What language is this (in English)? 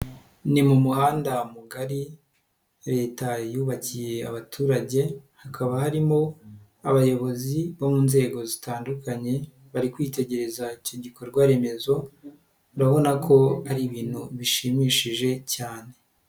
Kinyarwanda